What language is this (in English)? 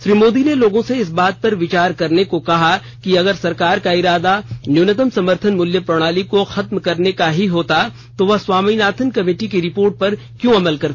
Hindi